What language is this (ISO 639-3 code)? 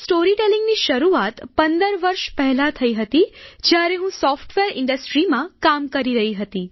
guj